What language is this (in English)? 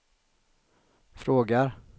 Swedish